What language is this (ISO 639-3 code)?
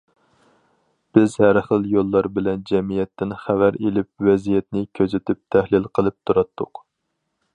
uig